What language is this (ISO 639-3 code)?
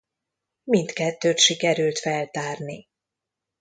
hun